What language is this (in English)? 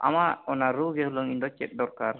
Santali